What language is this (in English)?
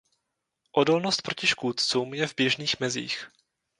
Czech